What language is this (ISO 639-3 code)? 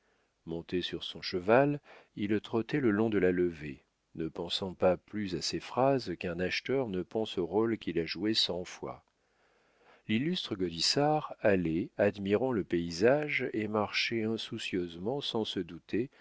fra